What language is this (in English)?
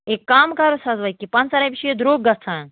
Kashmiri